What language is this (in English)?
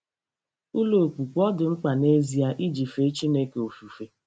Igbo